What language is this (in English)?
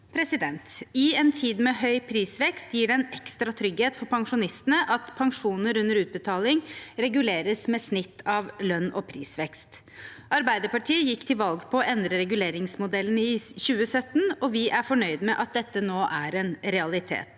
Norwegian